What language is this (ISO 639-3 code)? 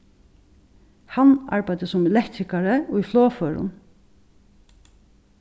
fao